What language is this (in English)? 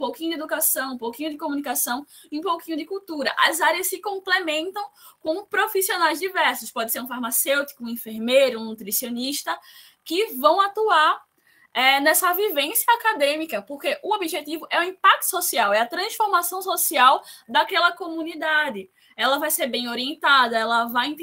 Portuguese